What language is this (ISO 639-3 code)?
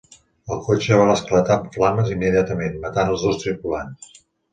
cat